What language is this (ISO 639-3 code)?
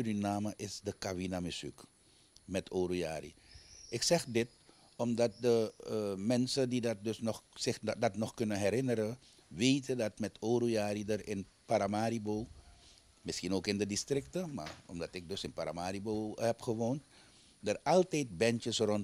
nld